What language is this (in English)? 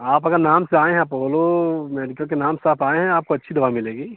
Hindi